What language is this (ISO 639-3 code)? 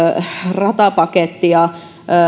fin